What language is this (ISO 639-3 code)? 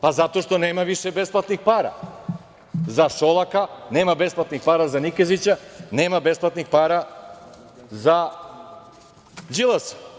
srp